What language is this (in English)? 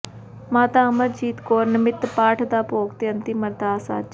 Punjabi